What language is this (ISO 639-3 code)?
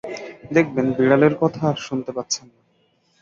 ben